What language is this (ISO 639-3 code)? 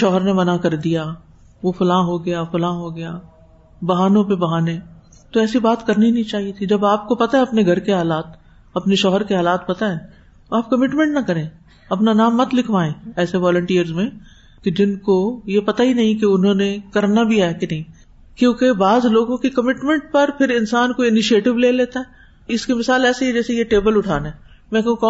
urd